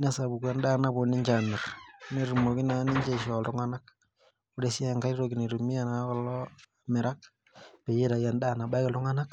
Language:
Masai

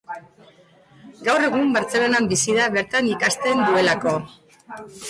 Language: Basque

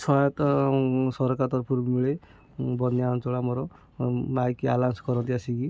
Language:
Odia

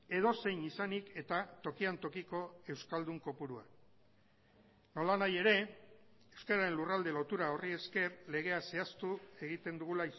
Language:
Basque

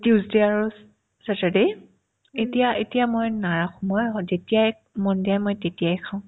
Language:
Assamese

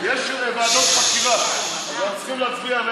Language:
Hebrew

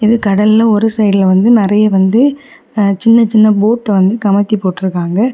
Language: Tamil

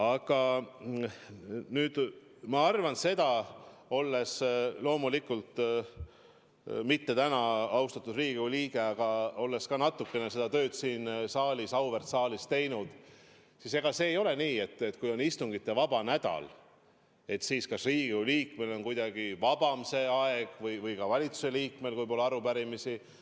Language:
Estonian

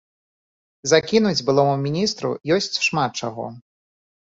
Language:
Belarusian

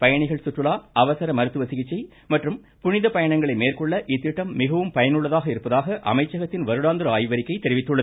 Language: Tamil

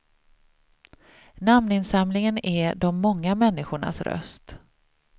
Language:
Swedish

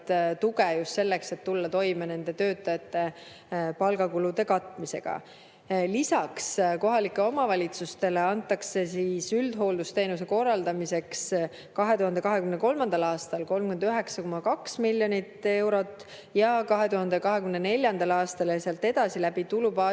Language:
Estonian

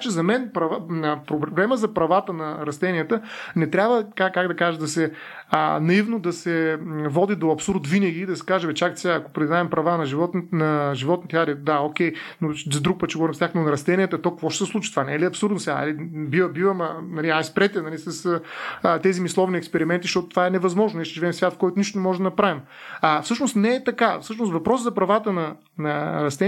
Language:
Bulgarian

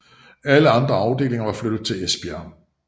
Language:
Danish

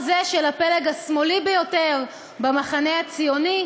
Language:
Hebrew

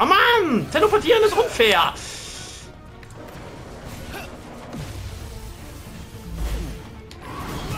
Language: German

